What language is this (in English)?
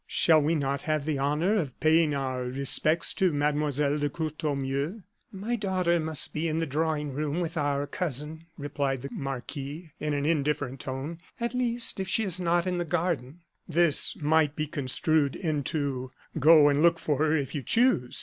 English